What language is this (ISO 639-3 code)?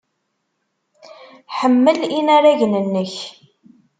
kab